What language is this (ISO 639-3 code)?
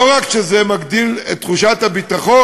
heb